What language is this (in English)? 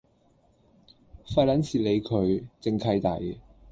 Cantonese